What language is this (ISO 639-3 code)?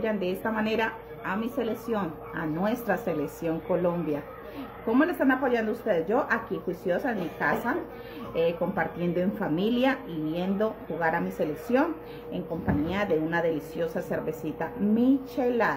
spa